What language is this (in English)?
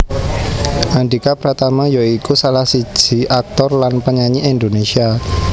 Javanese